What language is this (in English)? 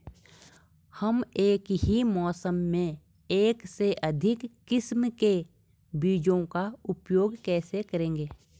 Hindi